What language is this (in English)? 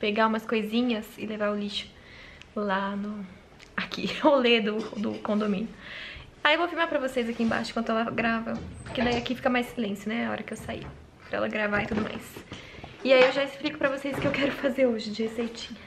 Portuguese